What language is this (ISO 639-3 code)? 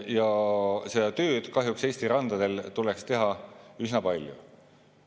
est